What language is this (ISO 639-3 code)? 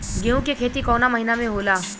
bho